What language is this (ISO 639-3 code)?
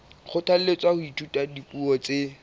sot